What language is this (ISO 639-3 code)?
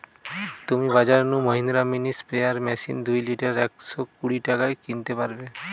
ben